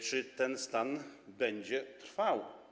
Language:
Polish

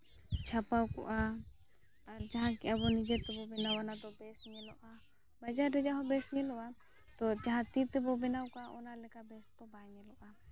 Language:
Santali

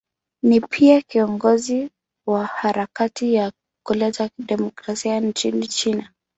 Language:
Swahili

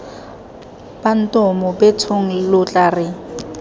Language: Tswana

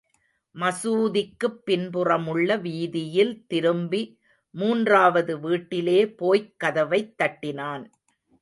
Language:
Tamil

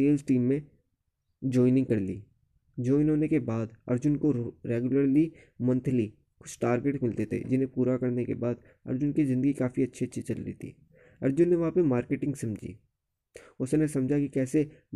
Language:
Hindi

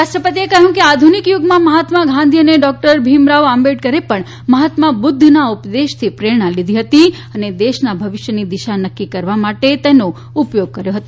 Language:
Gujarati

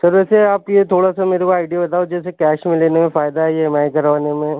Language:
Urdu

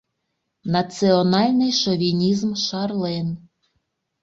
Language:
Mari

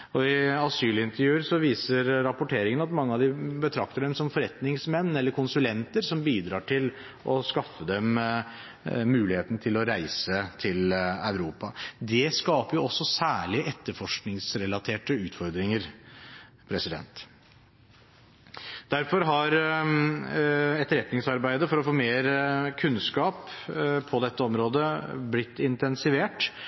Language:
Norwegian Bokmål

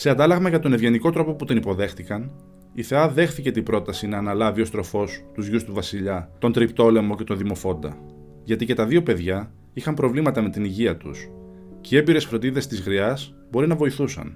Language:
Greek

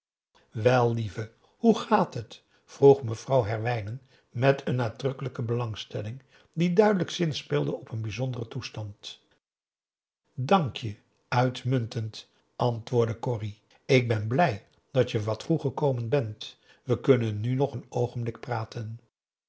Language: Dutch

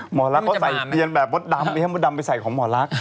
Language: Thai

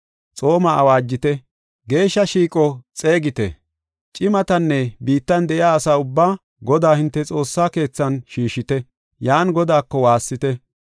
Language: Gofa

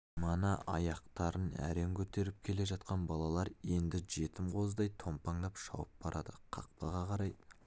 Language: Kazakh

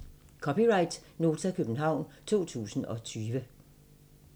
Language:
Danish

